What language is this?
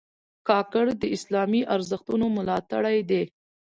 Pashto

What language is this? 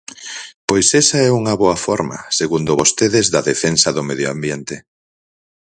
Galician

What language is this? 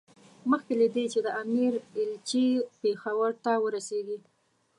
Pashto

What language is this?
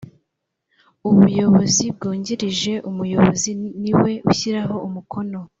Kinyarwanda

